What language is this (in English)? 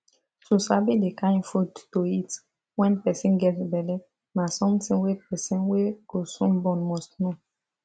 Nigerian Pidgin